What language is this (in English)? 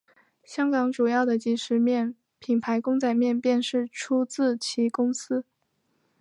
Chinese